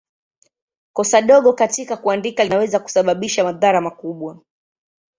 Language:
Swahili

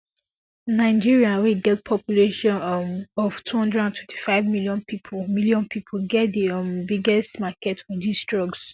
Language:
Nigerian Pidgin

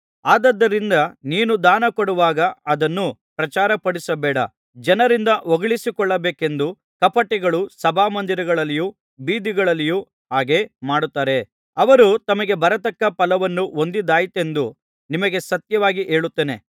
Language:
Kannada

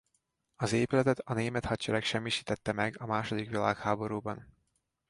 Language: Hungarian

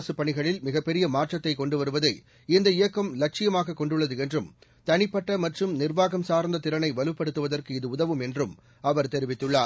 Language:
Tamil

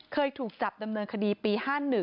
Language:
Thai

